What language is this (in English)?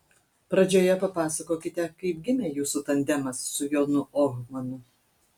Lithuanian